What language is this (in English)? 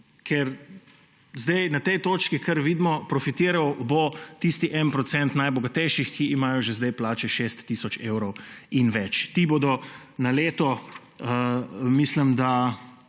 Slovenian